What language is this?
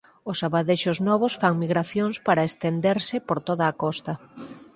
Galician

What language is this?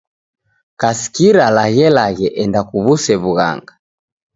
Taita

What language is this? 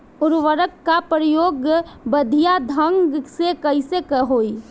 Bhojpuri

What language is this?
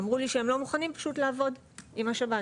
Hebrew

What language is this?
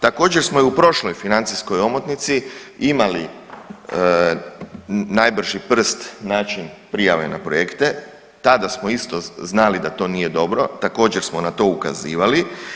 Croatian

